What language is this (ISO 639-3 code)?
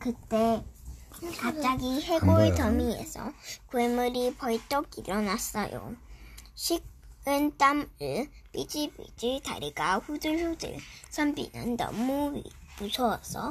kor